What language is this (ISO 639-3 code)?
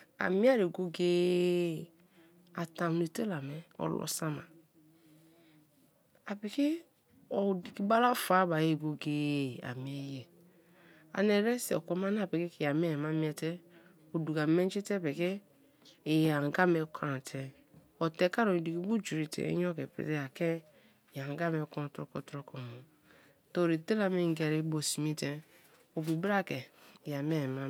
ijn